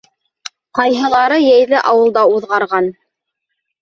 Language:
Bashkir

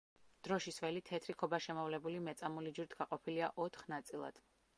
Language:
Georgian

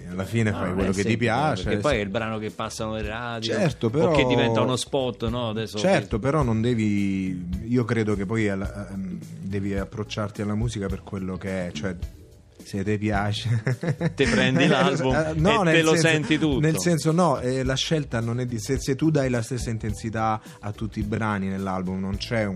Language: Italian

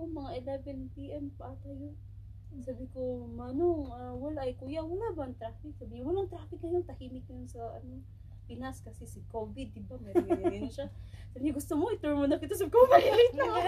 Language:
Filipino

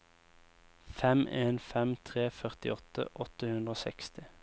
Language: Norwegian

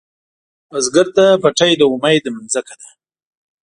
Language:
Pashto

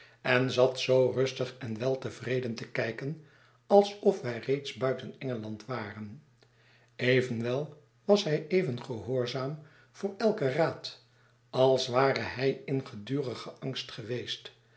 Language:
Dutch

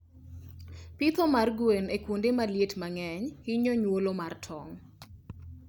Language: Luo (Kenya and Tanzania)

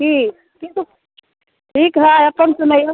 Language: Maithili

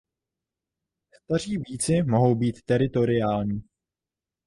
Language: Czech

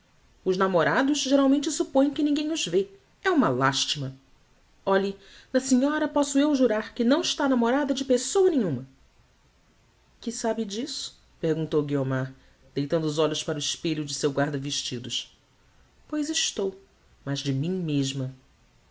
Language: Portuguese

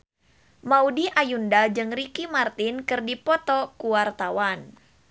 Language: Sundanese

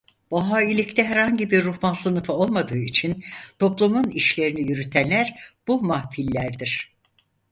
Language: Turkish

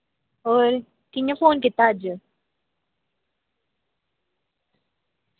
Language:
Dogri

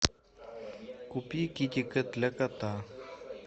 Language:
Russian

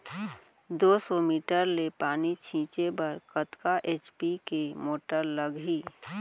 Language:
Chhattisgarhi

